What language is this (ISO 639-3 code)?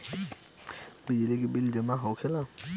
bho